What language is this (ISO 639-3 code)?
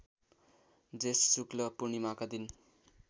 nep